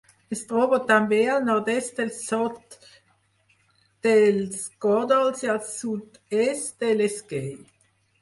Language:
Catalan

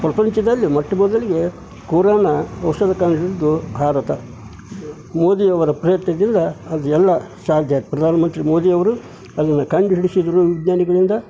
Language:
Kannada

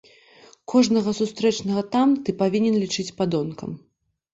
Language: Belarusian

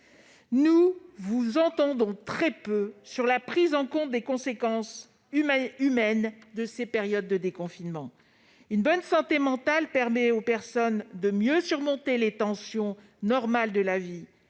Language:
French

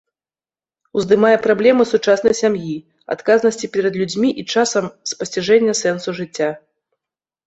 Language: Belarusian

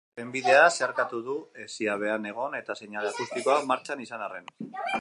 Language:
Basque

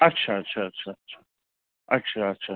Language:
Maithili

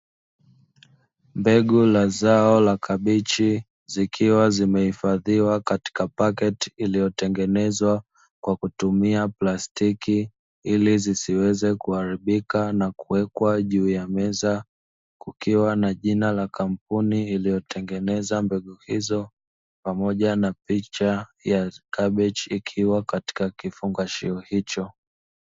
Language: Swahili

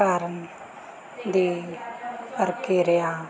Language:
Punjabi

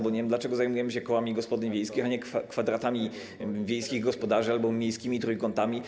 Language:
Polish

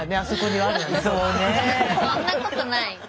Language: Japanese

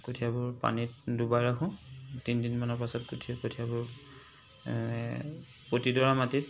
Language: Assamese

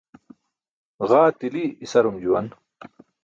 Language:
Burushaski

